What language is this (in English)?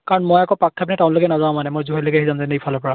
Assamese